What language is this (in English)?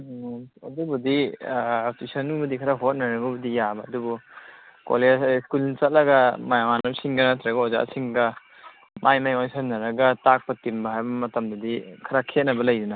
Manipuri